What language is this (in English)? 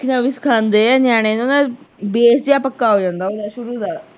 Punjabi